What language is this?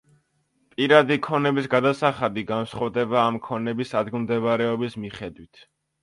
Georgian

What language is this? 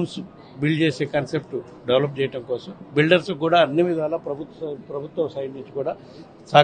Telugu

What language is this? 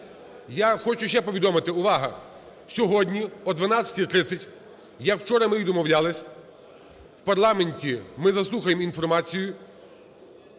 Ukrainian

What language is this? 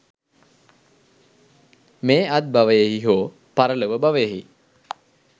Sinhala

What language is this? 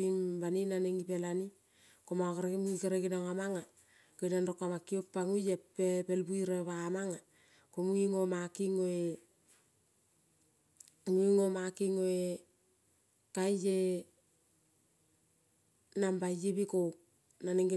Kol (Papua New Guinea)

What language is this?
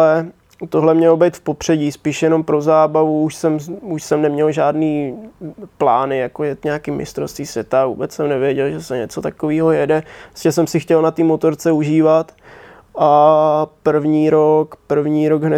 Czech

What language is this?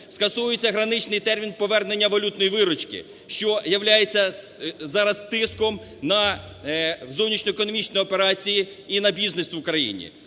Ukrainian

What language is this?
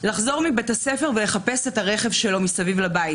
Hebrew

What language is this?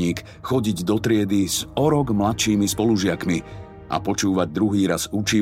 Slovak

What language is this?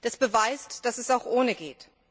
German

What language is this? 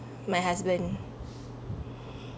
English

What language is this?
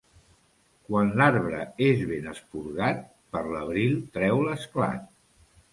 Catalan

